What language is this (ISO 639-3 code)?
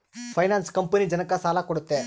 kan